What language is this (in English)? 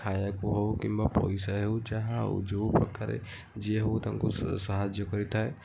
Odia